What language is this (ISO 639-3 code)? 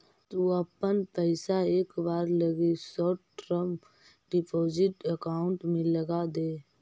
mag